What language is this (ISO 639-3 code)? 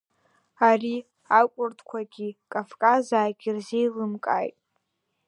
abk